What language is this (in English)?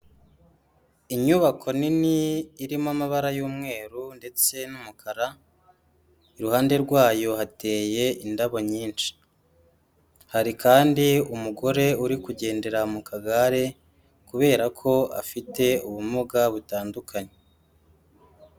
Kinyarwanda